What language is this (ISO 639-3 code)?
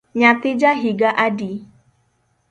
luo